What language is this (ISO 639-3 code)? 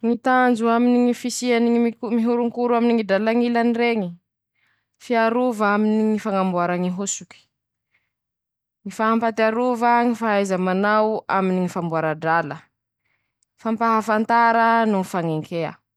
msh